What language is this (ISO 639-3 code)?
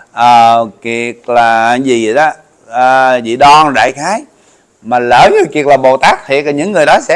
vie